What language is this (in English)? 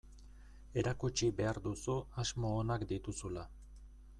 Basque